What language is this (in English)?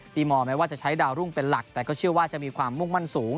Thai